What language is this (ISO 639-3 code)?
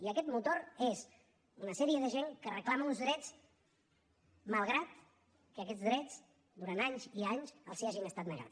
cat